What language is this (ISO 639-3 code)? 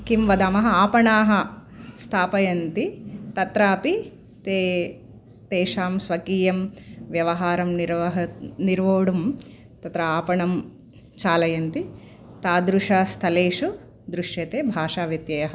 san